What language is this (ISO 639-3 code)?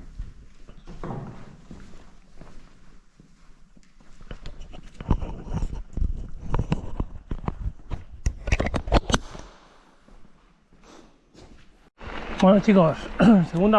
spa